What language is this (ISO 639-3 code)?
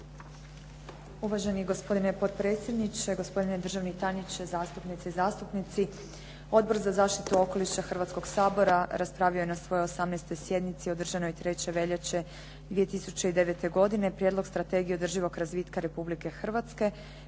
hrv